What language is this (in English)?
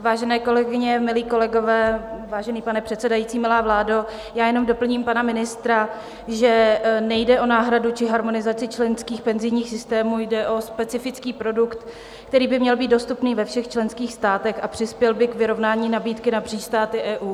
Czech